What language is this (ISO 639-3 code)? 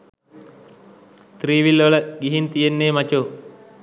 sin